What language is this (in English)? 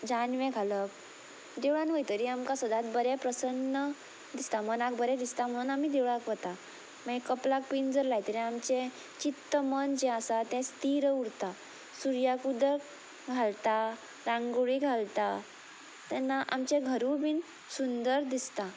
Konkani